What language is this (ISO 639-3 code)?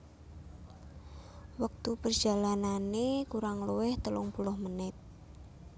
jav